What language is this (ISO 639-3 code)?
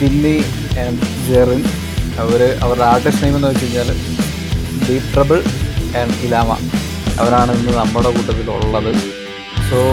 mal